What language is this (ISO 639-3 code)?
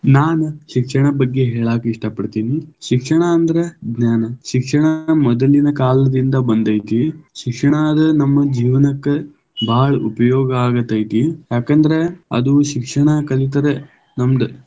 kan